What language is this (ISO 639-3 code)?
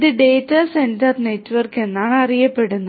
mal